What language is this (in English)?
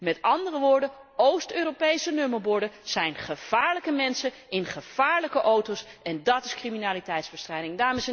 Dutch